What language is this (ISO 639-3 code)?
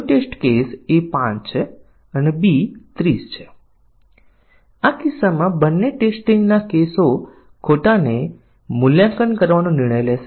guj